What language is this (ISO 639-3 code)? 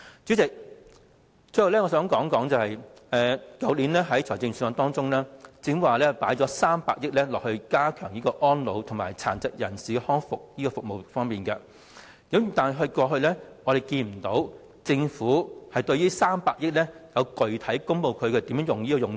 yue